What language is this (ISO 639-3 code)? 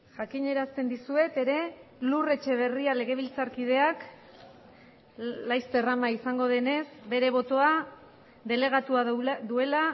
eus